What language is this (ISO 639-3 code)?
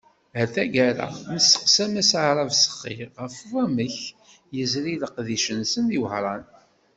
kab